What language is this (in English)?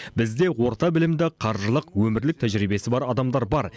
Kazakh